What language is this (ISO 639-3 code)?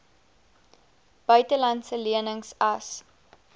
afr